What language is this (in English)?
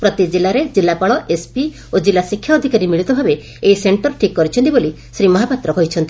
Odia